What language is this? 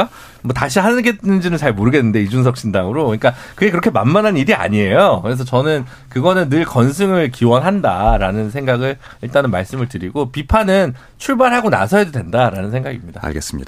Korean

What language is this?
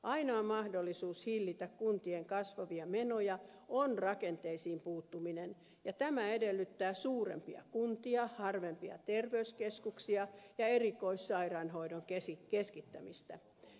Finnish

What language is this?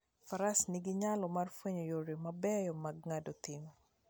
Luo (Kenya and Tanzania)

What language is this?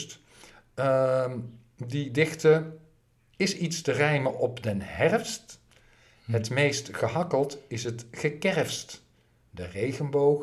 Dutch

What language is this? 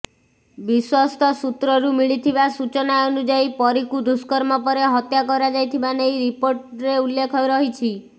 Odia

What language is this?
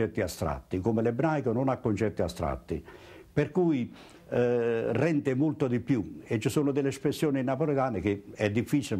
Italian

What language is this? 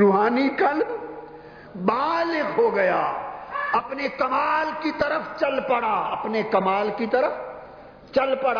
Urdu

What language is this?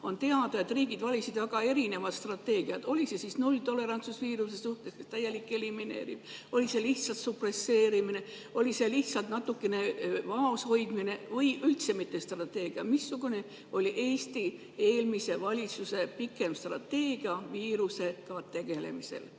Estonian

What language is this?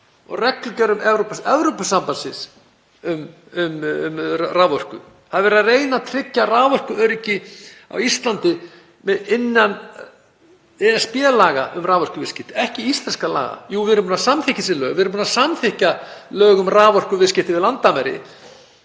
Icelandic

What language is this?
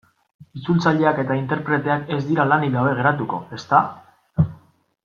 Basque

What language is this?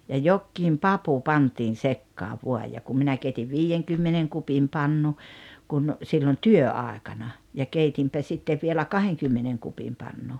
Finnish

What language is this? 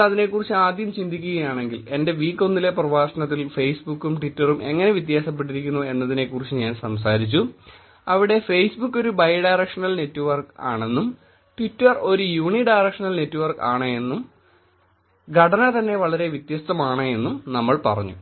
Malayalam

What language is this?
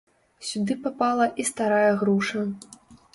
Belarusian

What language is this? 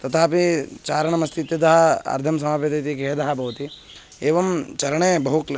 Sanskrit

